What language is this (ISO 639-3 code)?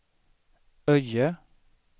swe